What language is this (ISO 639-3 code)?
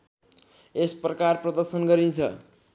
nep